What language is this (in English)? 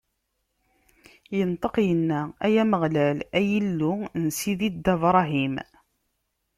Kabyle